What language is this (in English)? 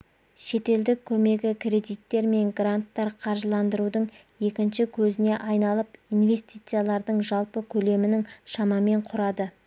Kazakh